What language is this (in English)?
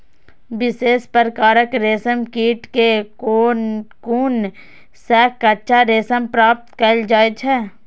Maithili